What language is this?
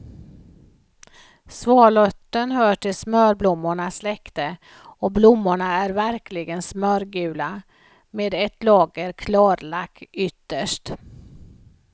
Swedish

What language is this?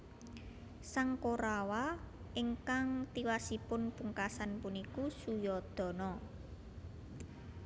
Javanese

